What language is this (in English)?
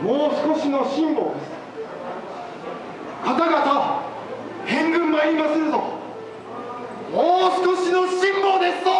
Japanese